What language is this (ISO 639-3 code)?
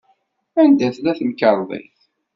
kab